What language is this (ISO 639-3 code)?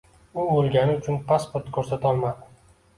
uzb